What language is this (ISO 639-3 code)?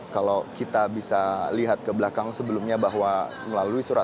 ind